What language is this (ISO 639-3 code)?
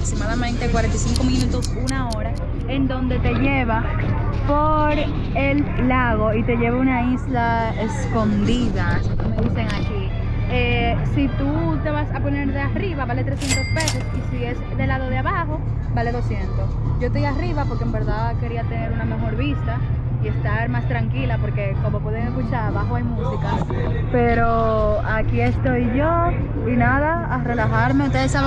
spa